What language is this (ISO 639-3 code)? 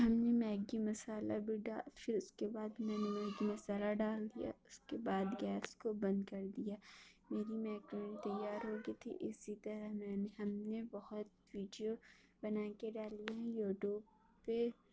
urd